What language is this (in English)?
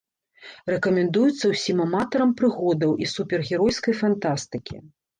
Belarusian